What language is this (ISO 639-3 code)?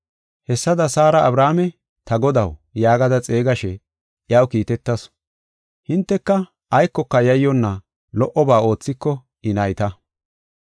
gof